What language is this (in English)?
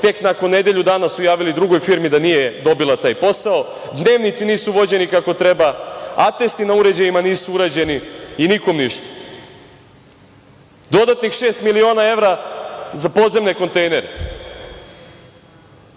Serbian